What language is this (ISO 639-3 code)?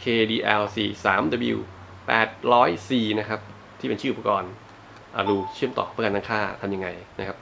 tha